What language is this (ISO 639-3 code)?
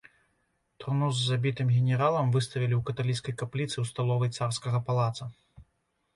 bel